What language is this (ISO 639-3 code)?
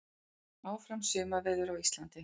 isl